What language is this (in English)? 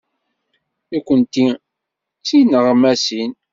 Kabyle